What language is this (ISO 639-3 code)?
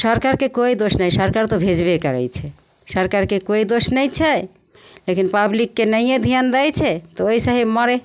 mai